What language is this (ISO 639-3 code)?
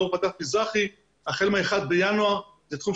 heb